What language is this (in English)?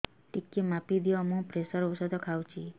Odia